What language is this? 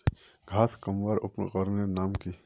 Magahi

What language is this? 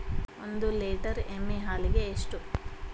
Kannada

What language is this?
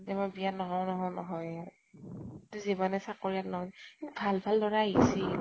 Assamese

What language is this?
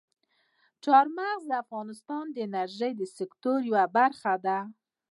Pashto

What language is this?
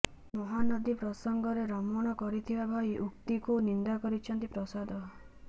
Odia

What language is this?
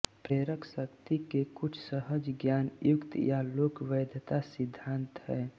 Hindi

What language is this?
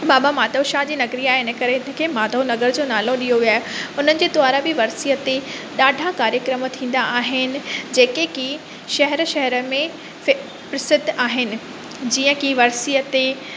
Sindhi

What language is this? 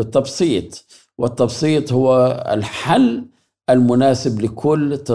Arabic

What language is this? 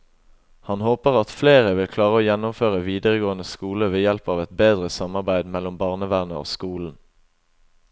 Norwegian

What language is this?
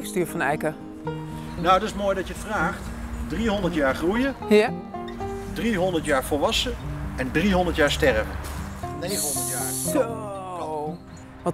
Dutch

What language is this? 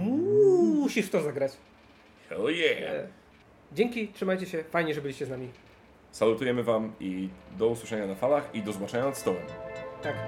Polish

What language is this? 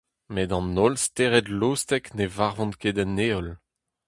Breton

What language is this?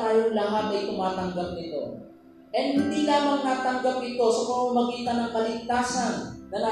Filipino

